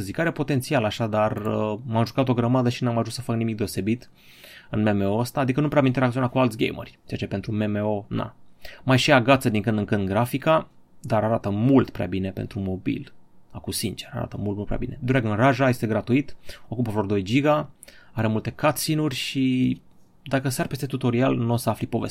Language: Romanian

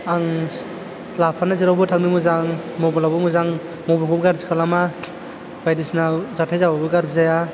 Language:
Bodo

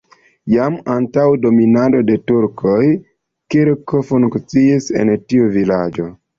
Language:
Esperanto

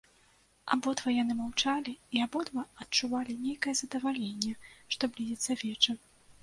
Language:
Belarusian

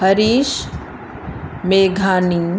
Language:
Sindhi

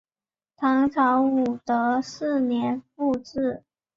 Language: Chinese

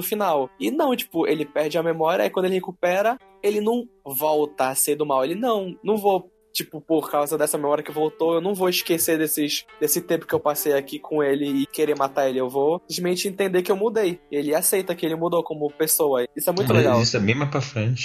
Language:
Portuguese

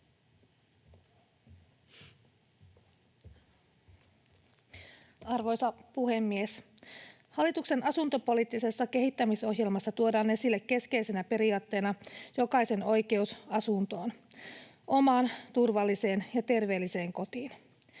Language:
Finnish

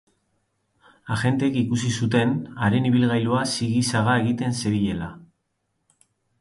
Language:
Basque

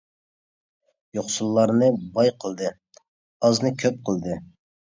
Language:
Uyghur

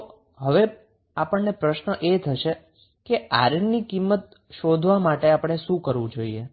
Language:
Gujarati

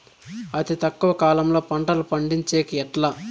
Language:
Telugu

